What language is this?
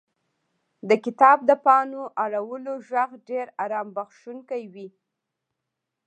Pashto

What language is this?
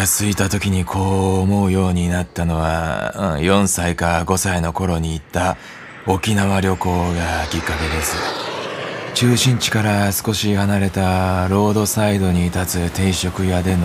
Japanese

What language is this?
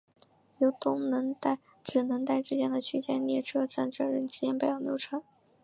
Chinese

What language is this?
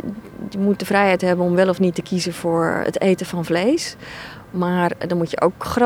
Dutch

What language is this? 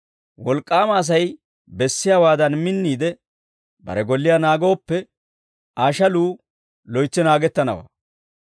Dawro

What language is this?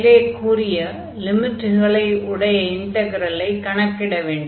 Tamil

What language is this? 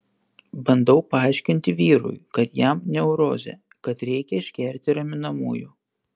Lithuanian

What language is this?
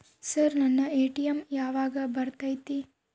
Kannada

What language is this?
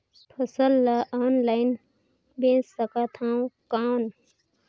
Chhattisgarhi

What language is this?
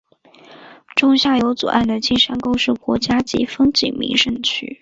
Chinese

